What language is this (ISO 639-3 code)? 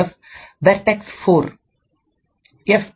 tam